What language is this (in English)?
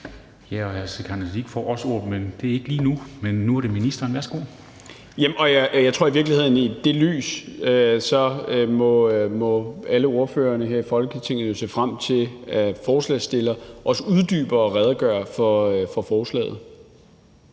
Danish